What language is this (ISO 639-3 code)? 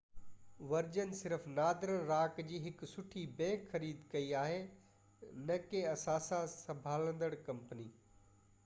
snd